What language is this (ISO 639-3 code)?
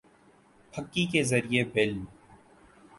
urd